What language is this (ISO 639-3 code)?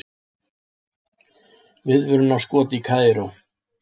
isl